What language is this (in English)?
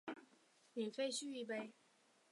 Chinese